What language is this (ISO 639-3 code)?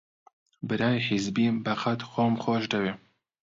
ckb